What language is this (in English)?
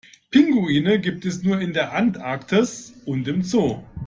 German